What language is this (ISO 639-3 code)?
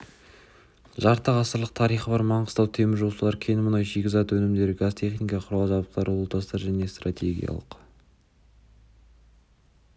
kaz